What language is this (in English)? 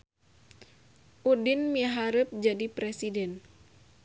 Sundanese